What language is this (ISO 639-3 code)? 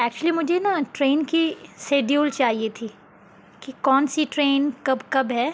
urd